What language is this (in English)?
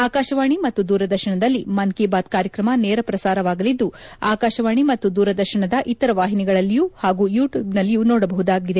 Kannada